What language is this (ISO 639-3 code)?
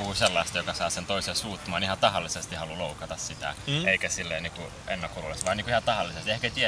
fin